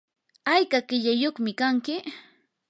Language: Yanahuanca Pasco Quechua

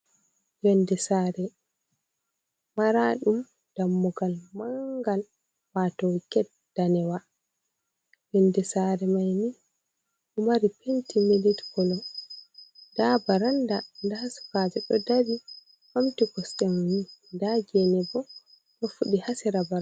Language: Fula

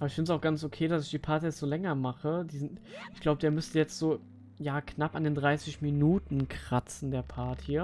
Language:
German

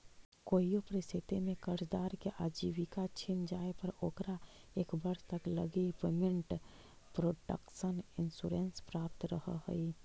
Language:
Magahi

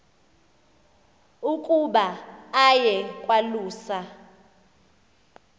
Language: Xhosa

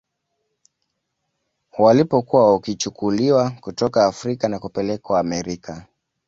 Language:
Swahili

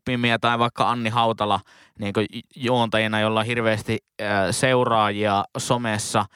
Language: Finnish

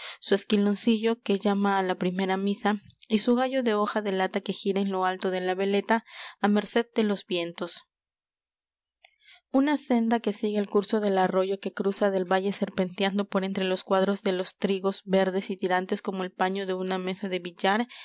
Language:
Spanish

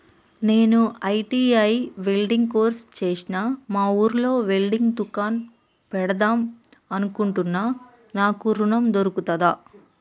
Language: Telugu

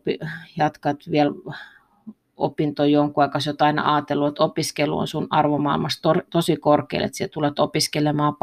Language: Finnish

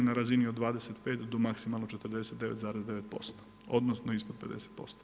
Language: Croatian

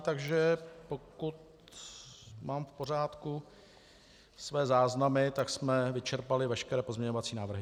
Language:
Czech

